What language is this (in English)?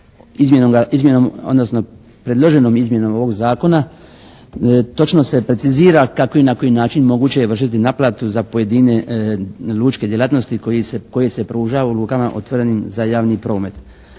Croatian